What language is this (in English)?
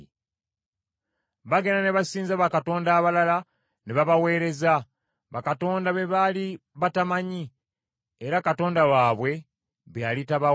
Ganda